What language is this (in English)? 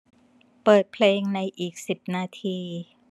Thai